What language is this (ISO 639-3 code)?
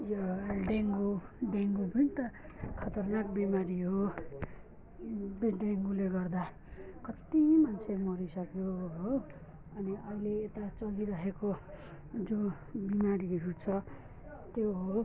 nep